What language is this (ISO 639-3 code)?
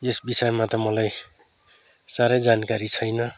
nep